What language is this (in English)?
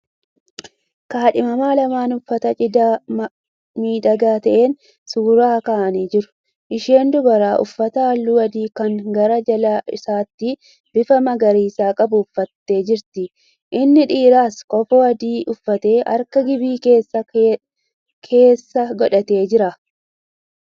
Oromo